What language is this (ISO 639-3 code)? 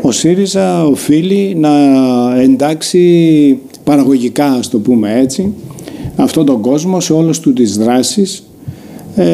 ell